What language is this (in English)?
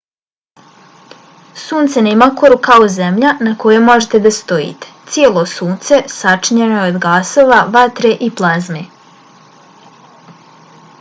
Bosnian